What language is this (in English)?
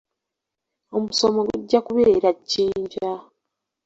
Ganda